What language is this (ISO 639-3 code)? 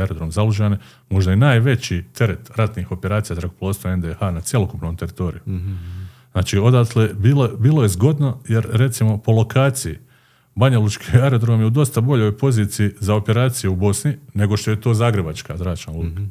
hrv